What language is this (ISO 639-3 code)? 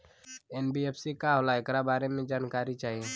bho